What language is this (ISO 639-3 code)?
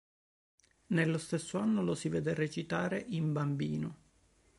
ita